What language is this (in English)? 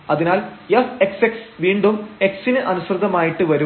Malayalam